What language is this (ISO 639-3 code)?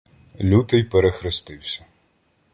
ukr